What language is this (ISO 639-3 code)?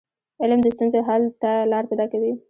pus